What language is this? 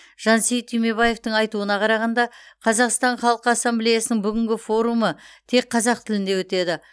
Kazakh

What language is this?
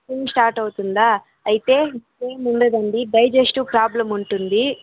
Telugu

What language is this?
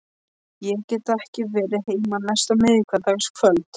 Icelandic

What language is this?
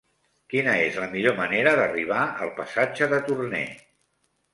Catalan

